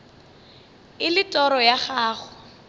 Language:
Northern Sotho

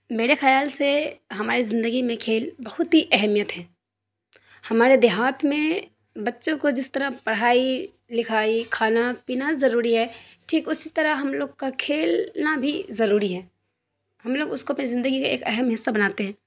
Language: Urdu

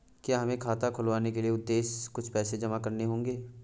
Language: Hindi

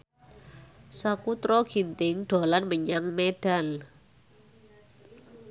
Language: Javanese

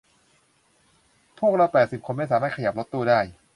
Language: Thai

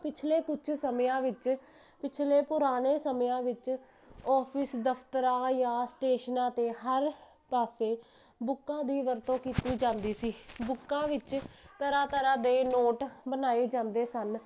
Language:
Punjabi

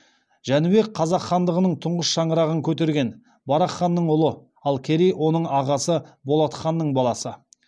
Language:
Kazakh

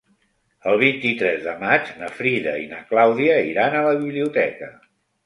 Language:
Catalan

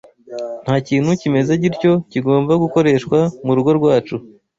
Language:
Kinyarwanda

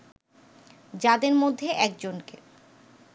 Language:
Bangla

